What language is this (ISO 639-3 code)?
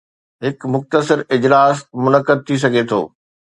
snd